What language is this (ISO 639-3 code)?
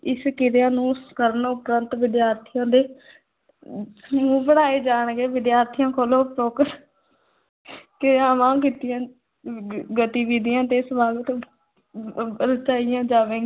pan